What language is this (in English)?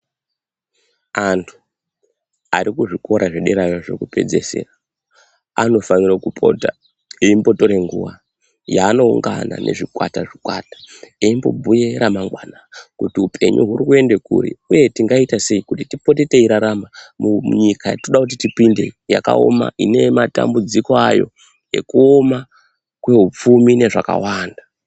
Ndau